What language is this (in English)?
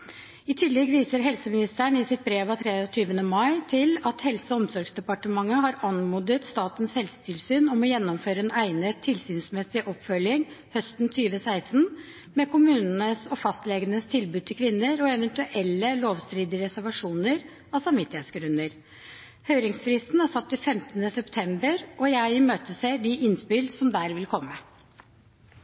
Norwegian Bokmål